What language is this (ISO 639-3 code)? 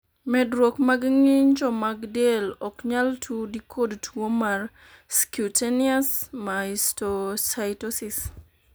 luo